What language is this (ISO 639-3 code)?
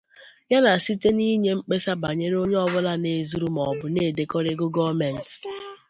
ibo